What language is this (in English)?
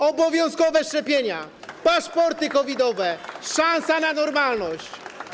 Polish